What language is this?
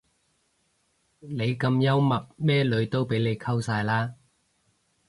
Cantonese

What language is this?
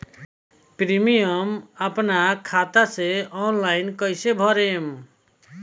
Bhojpuri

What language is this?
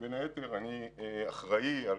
Hebrew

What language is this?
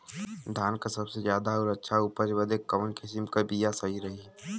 Bhojpuri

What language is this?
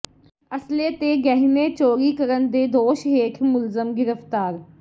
Punjabi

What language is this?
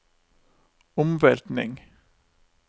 Norwegian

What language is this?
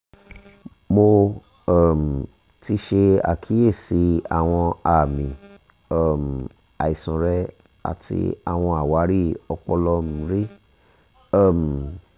Yoruba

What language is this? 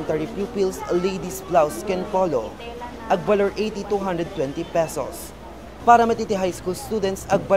Filipino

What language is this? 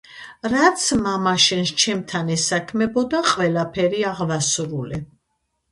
Georgian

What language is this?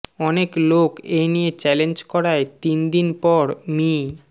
Bangla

